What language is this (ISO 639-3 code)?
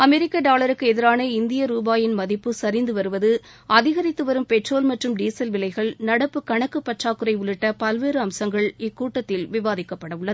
tam